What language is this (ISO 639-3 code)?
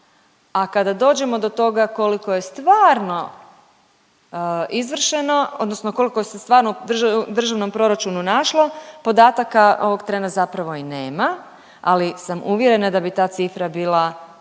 hrv